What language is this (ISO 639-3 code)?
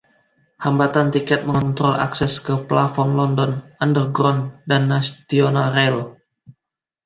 ind